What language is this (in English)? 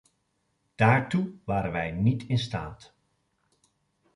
Dutch